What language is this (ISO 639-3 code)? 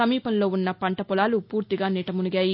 tel